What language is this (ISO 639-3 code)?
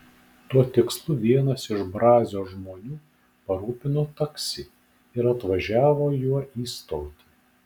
lit